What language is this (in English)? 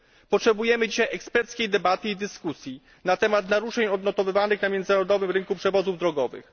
Polish